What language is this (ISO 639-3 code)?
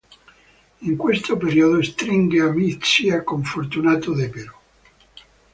ita